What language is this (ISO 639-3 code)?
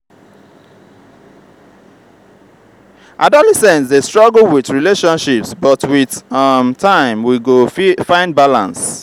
pcm